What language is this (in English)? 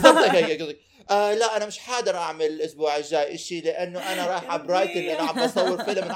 Arabic